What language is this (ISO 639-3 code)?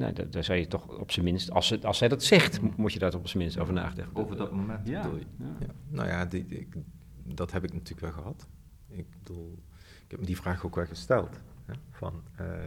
nld